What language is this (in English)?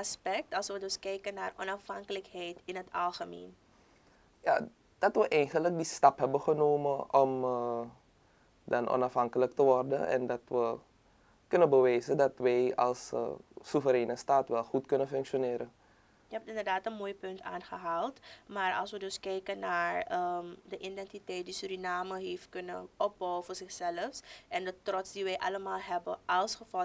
Dutch